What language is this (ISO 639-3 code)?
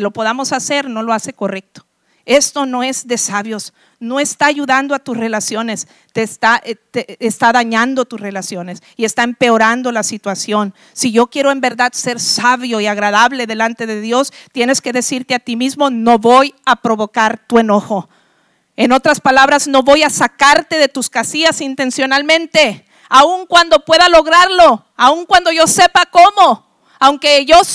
spa